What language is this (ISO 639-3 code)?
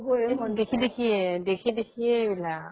asm